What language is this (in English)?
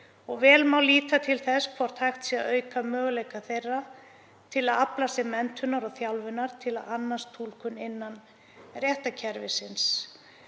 Icelandic